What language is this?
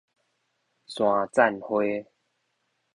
Min Nan Chinese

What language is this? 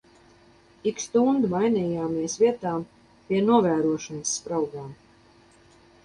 Latvian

